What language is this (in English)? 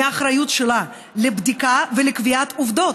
Hebrew